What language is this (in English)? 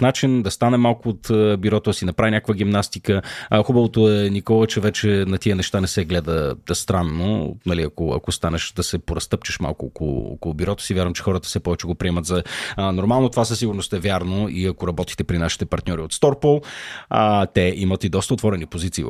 Bulgarian